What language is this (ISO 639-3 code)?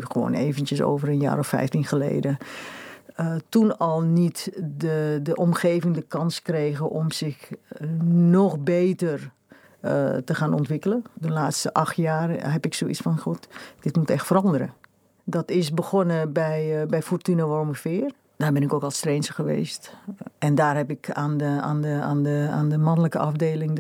nld